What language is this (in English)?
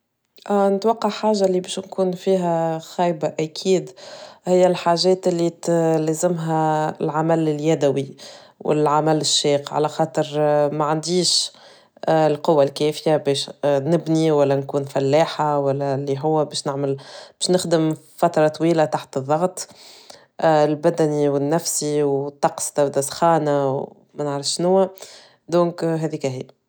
Tunisian Arabic